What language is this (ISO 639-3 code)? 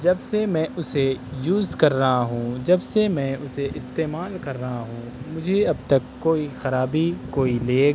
urd